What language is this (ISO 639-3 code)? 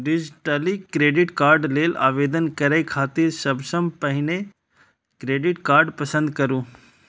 mai